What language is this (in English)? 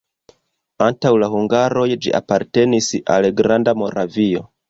Esperanto